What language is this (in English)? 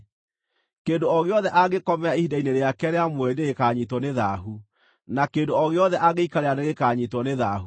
Kikuyu